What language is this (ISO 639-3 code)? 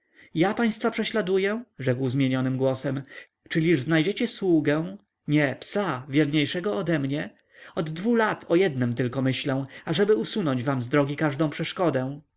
pol